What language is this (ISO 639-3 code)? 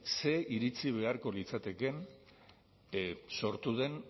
eus